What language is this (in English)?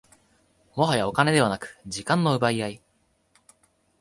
Japanese